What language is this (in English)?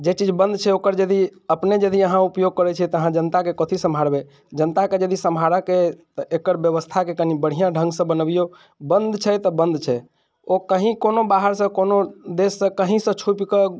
Maithili